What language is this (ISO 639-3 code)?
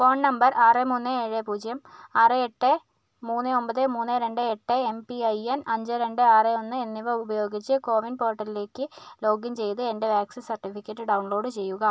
mal